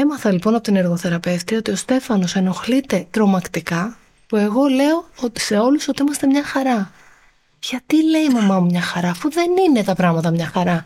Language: Greek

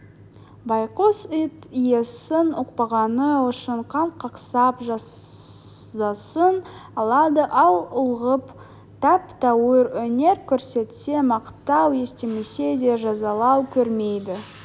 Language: Kazakh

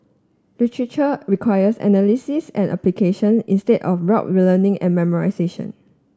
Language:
English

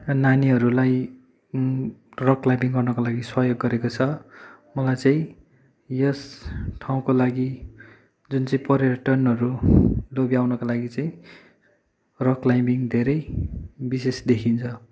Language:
Nepali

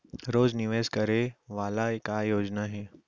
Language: Chhattisgarhi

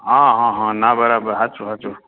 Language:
Gujarati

